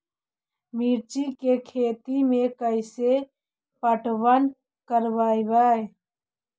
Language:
Magahi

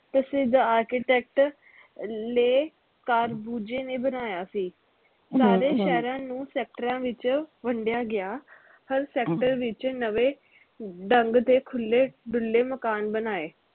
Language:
Punjabi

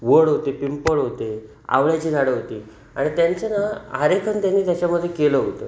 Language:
Marathi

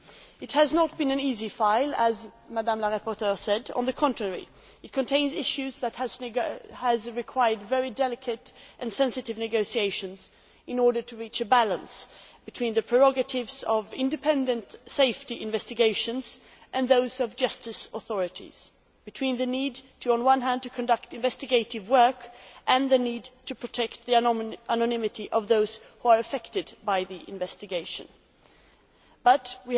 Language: English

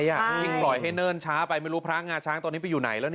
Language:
Thai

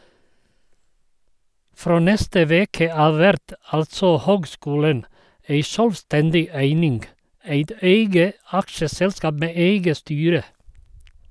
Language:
Norwegian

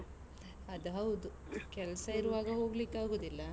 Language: Kannada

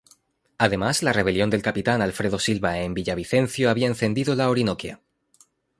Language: Spanish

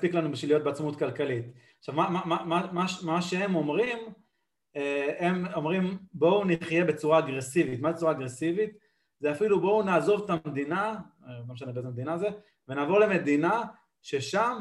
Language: Hebrew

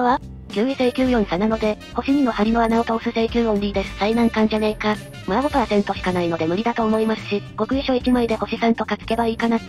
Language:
Japanese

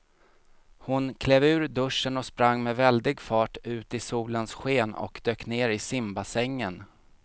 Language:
Swedish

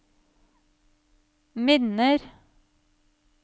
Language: Norwegian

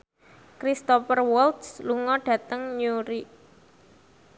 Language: Javanese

